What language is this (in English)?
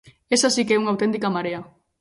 Galician